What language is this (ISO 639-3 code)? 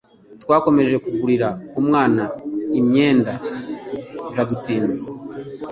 kin